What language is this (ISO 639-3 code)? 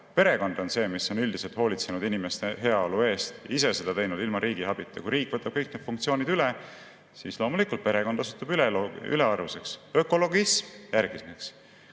est